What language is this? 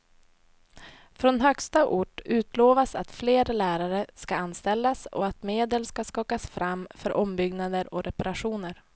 Swedish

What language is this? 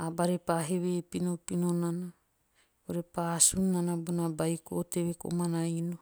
Teop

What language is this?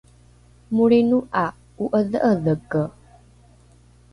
Rukai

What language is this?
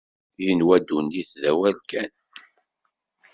Kabyle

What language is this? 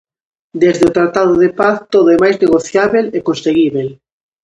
Galician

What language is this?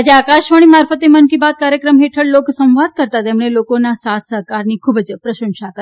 Gujarati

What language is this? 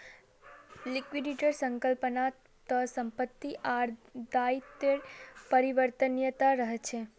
Magahi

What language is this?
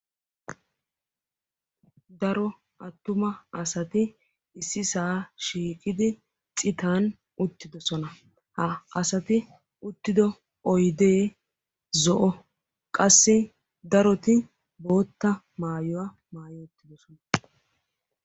Wolaytta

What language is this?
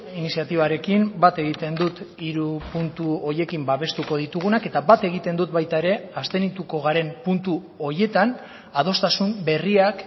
Basque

